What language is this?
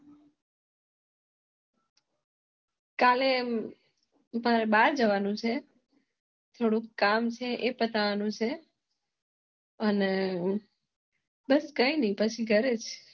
Gujarati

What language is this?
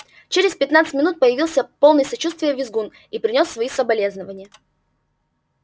Russian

